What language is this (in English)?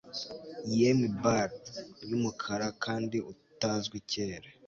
Kinyarwanda